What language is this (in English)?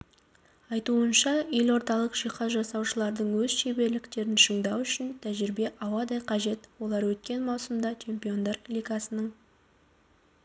Kazakh